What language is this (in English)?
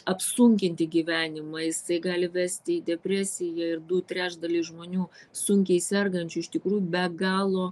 Lithuanian